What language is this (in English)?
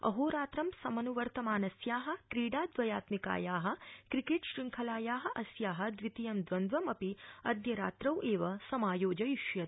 Sanskrit